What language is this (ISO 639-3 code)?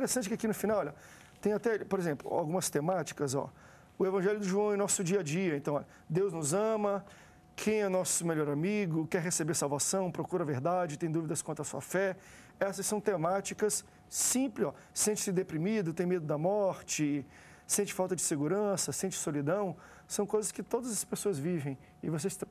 por